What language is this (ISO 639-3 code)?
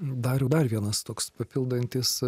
lit